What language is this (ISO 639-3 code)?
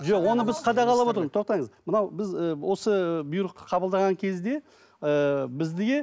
kaz